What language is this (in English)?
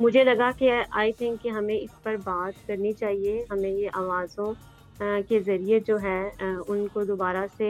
Urdu